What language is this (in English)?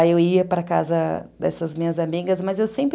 Portuguese